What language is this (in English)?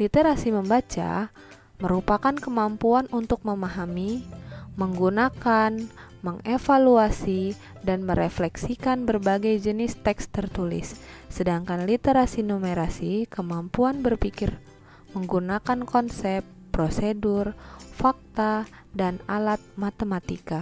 Indonesian